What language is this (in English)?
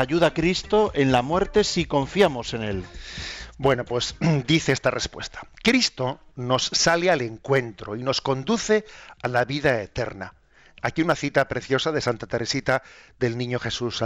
Spanish